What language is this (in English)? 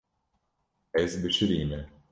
Kurdish